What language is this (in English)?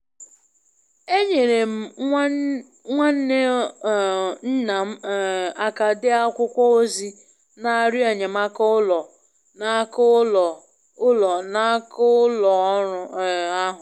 Igbo